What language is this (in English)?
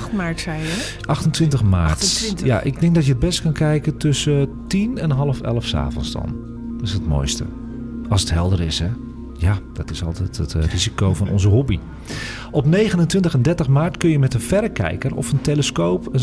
Dutch